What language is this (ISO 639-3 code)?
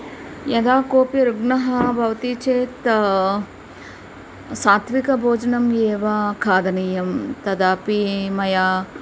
san